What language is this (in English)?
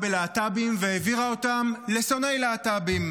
Hebrew